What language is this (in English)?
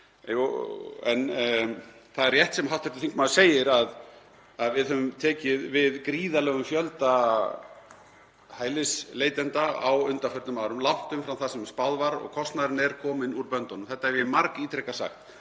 Icelandic